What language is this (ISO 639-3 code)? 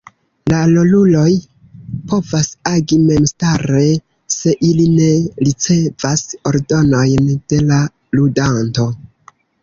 epo